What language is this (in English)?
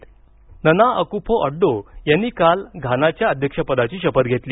Marathi